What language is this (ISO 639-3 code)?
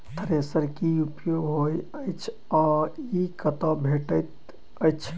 mai